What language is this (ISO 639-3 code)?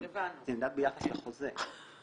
heb